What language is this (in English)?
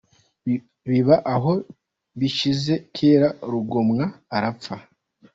Kinyarwanda